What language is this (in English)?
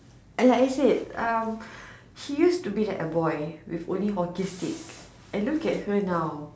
English